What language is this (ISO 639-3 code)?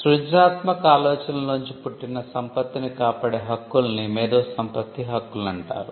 tel